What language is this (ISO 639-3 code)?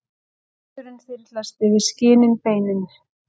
isl